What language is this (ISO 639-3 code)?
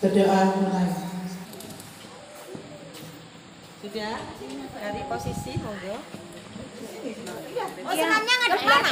ind